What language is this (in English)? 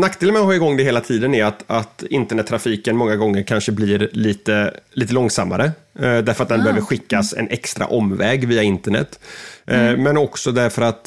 Swedish